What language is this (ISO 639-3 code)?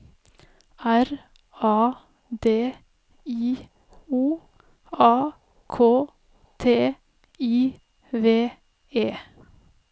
nor